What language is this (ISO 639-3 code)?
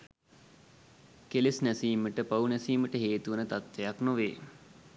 sin